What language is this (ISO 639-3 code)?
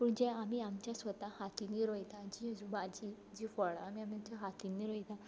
kok